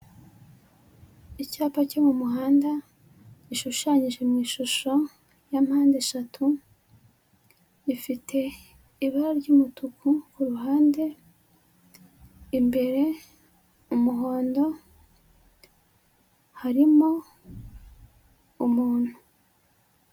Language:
Kinyarwanda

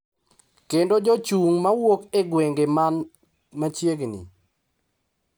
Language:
Luo (Kenya and Tanzania)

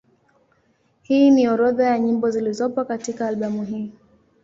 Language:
Swahili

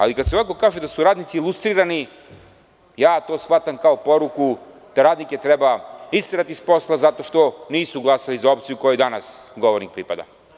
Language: Serbian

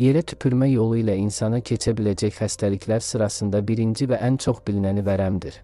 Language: Turkish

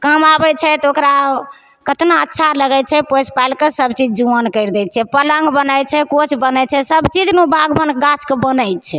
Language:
Maithili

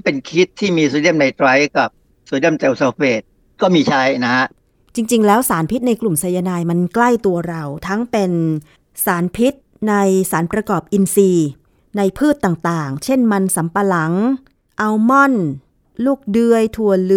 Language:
Thai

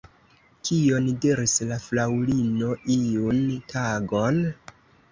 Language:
Esperanto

